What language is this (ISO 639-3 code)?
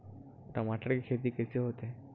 hne